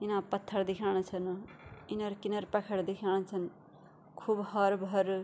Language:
Garhwali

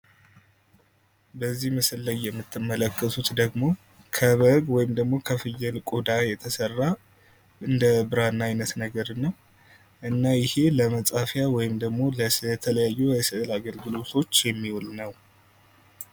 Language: Amharic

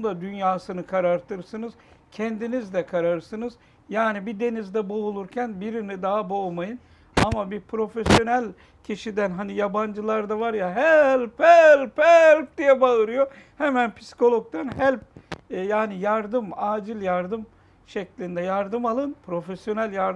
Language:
Turkish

